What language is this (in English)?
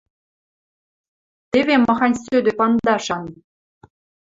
Western Mari